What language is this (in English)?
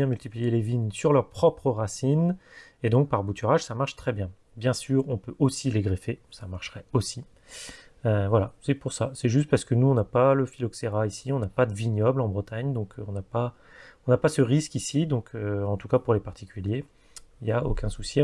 French